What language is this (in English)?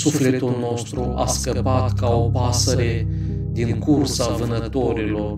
Romanian